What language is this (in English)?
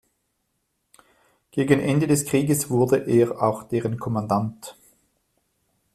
German